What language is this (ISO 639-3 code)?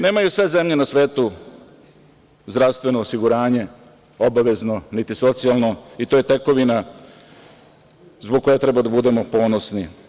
srp